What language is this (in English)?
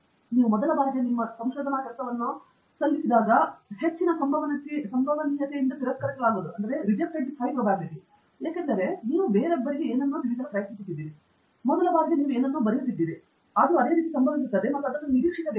Kannada